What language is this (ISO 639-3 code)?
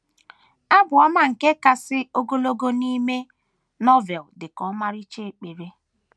ibo